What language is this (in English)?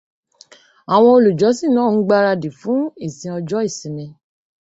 Yoruba